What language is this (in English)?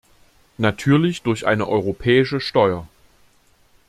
German